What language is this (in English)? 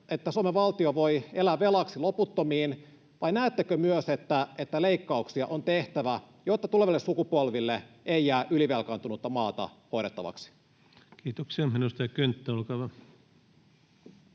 Finnish